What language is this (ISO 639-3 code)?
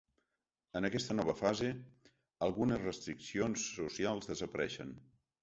cat